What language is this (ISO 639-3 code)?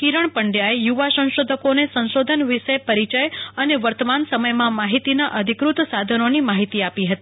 guj